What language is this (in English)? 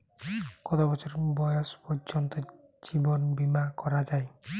Bangla